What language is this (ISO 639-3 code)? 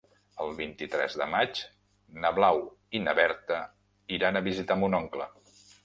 cat